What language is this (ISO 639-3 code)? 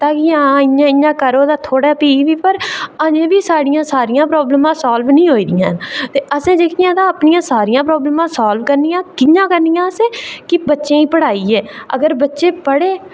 doi